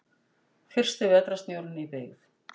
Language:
Icelandic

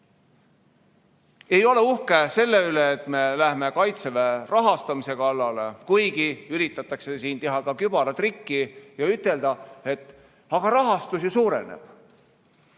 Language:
Estonian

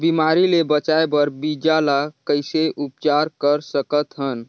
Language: Chhattisgarhi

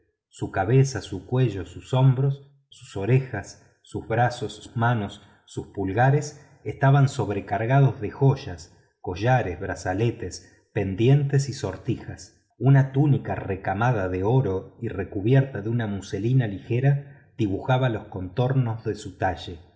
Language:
Spanish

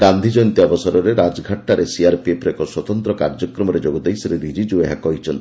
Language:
Odia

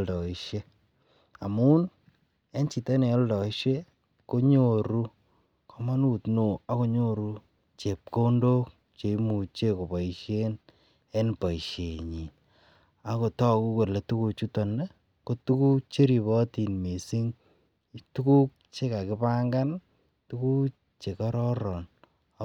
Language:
Kalenjin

